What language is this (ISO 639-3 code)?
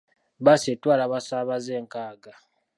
lug